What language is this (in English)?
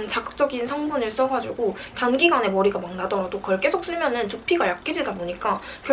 Korean